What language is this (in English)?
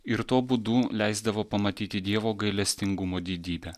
Lithuanian